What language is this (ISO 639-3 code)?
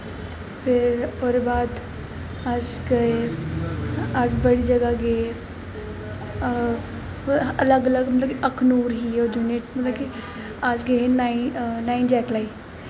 doi